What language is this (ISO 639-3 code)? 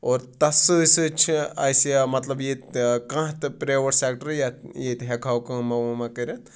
kas